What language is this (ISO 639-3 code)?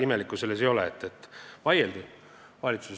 est